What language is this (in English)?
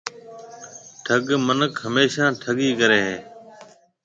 Marwari (Pakistan)